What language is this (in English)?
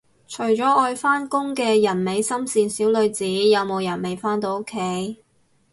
Cantonese